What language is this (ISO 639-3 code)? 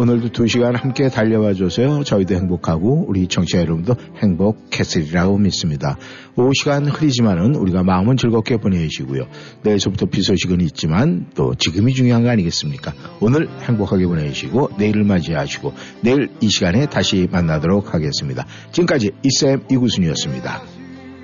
kor